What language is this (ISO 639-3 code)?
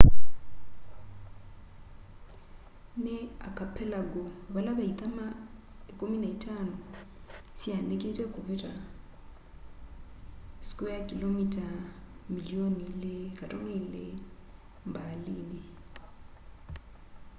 kam